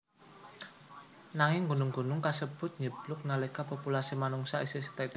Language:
Javanese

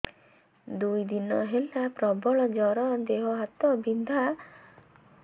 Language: Odia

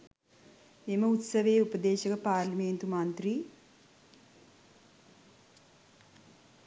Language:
Sinhala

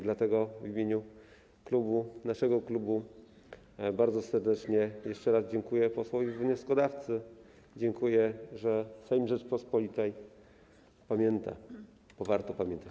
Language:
Polish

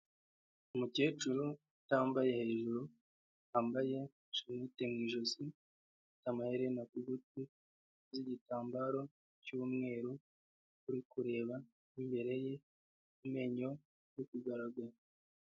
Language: Kinyarwanda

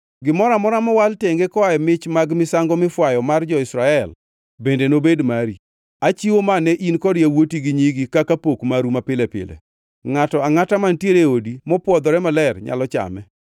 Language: Luo (Kenya and Tanzania)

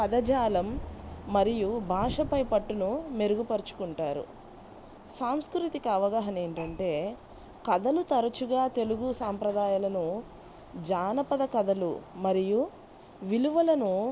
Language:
Telugu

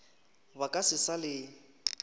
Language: Northern Sotho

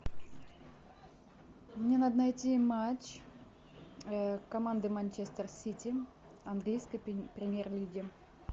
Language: Russian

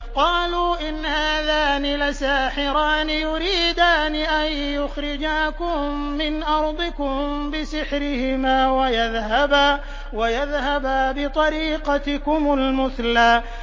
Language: Arabic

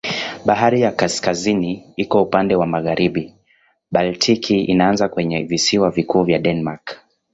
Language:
Swahili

